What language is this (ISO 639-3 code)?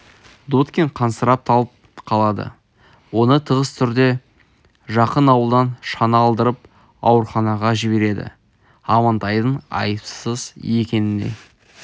kaz